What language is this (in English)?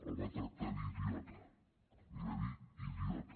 Catalan